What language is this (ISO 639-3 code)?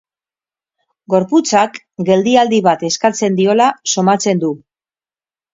eus